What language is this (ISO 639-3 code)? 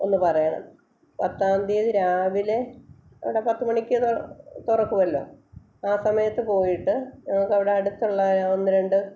mal